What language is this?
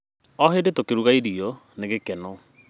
Kikuyu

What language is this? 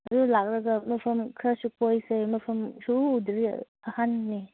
Manipuri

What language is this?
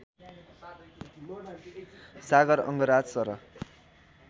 Nepali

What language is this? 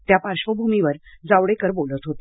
Marathi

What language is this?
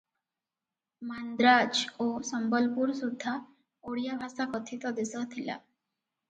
Odia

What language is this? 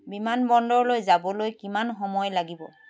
Assamese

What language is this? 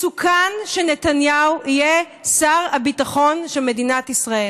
Hebrew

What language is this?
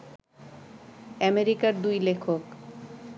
Bangla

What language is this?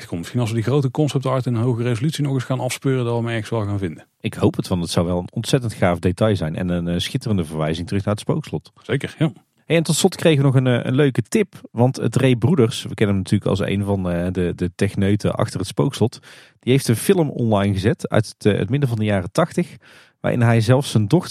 Dutch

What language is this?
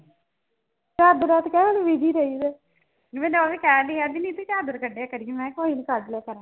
Punjabi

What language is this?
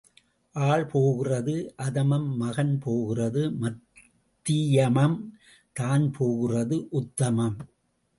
Tamil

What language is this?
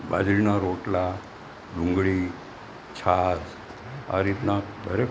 Gujarati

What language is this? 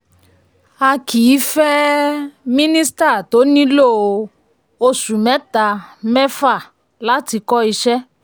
Yoruba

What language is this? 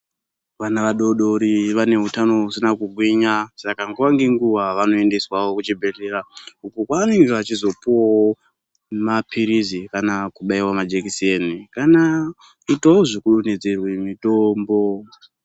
Ndau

